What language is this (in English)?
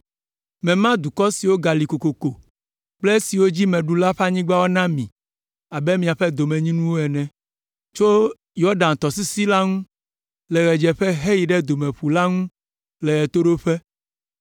Ewe